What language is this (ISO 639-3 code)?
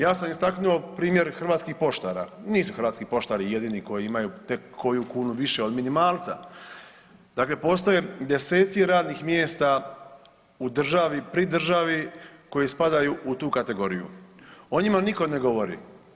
hrv